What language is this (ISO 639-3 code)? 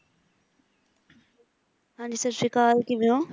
pan